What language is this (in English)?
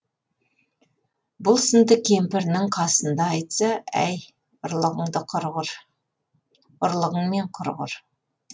Kazakh